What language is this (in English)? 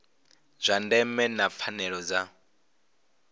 Venda